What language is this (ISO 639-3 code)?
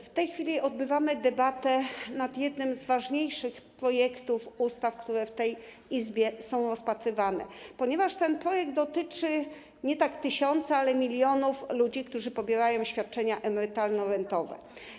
pol